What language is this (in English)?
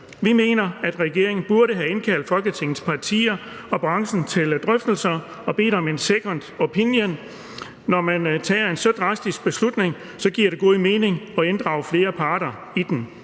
Danish